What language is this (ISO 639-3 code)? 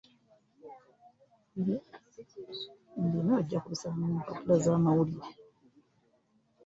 lug